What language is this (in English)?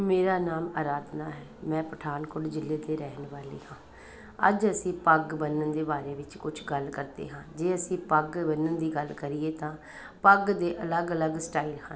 Punjabi